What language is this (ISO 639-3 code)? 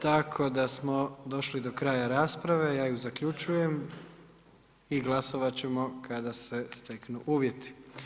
hrv